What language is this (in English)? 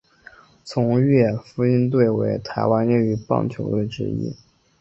Chinese